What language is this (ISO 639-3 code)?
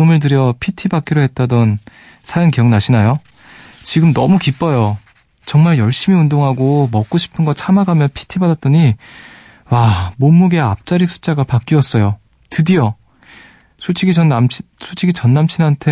kor